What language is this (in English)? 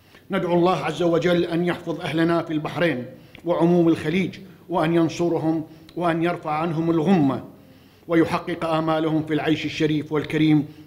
Arabic